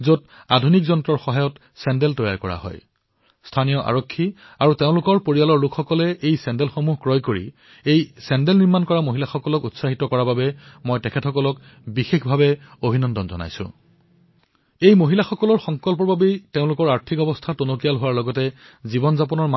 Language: Assamese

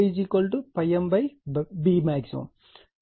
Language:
Telugu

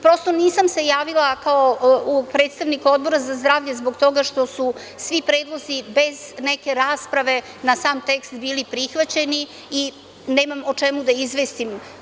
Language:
Serbian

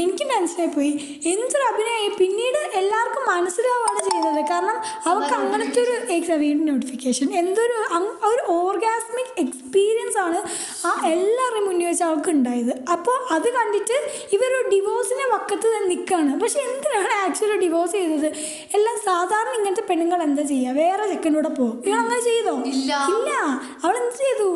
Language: Malayalam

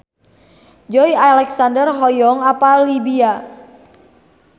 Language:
Sundanese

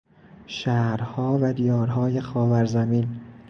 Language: Persian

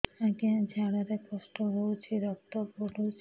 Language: Odia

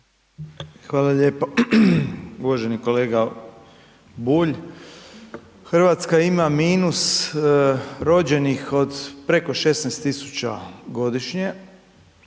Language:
Croatian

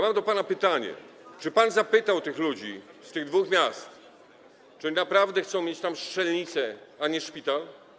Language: Polish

